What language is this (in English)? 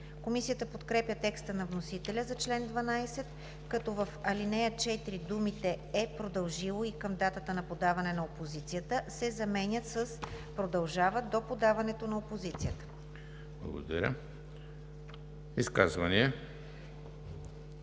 Bulgarian